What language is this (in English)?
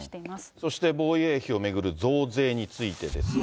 Japanese